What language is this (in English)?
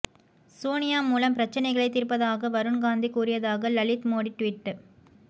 Tamil